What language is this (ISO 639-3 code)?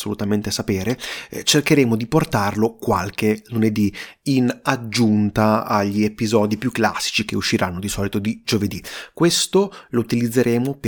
ita